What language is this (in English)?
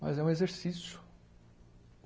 Portuguese